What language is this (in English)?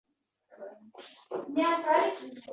Uzbek